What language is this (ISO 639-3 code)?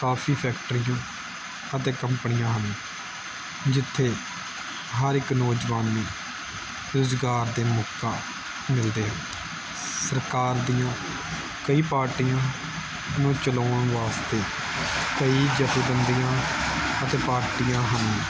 pan